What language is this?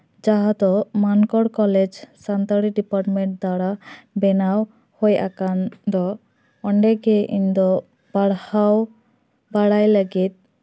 Santali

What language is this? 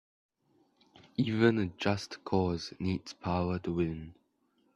English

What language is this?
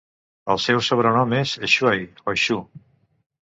Catalan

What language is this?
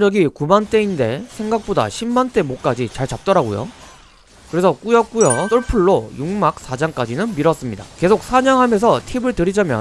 Korean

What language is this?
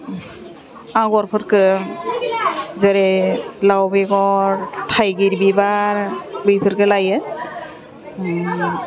Bodo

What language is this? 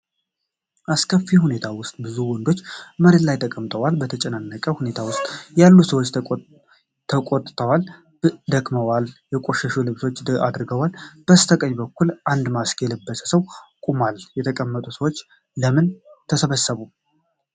Amharic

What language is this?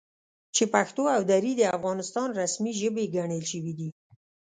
Pashto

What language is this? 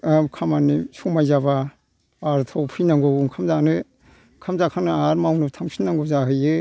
Bodo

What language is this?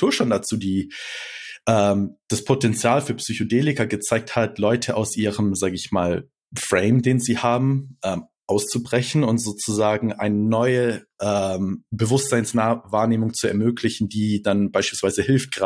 German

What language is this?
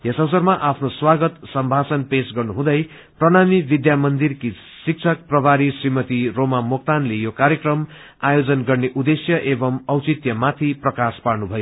Nepali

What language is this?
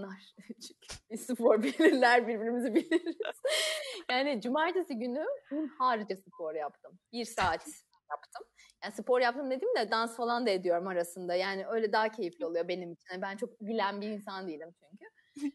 Turkish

